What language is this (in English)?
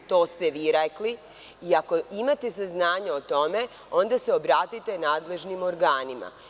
Serbian